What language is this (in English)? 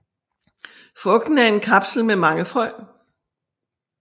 Danish